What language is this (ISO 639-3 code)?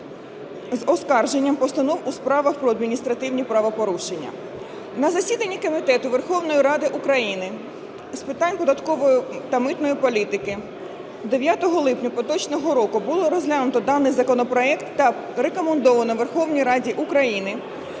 ukr